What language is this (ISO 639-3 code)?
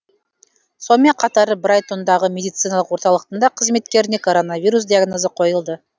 kaz